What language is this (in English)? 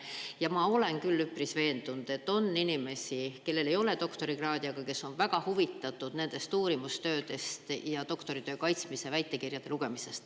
Estonian